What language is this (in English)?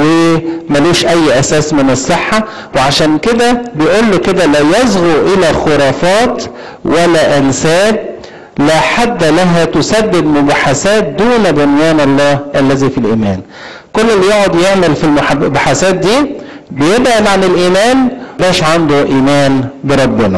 Arabic